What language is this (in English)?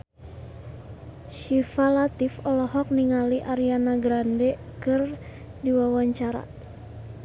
Sundanese